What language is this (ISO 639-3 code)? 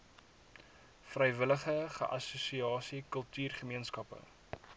afr